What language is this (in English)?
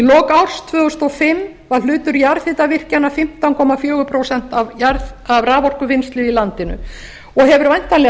Icelandic